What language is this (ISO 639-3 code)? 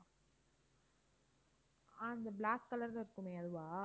tam